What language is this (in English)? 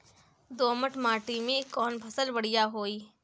Bhojpuri